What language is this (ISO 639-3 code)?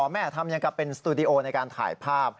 tha